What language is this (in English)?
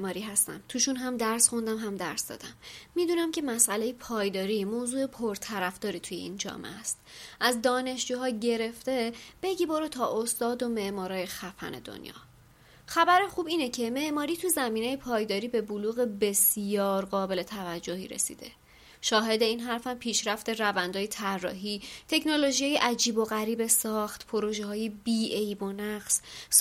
Persian